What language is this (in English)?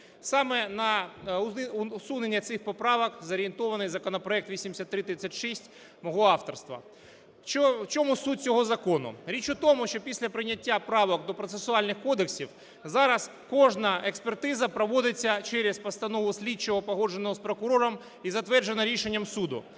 Ukrainian